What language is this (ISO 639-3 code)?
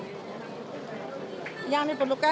ind